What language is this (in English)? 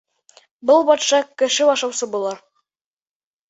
Bashkir